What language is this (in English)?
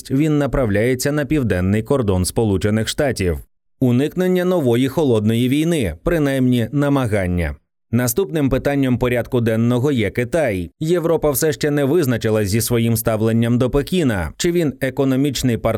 Ukrainian